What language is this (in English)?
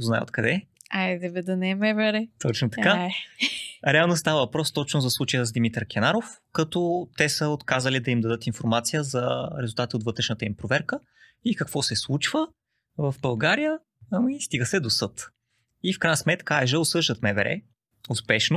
Bulgarian